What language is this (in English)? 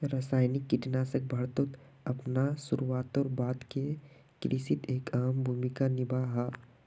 Magahi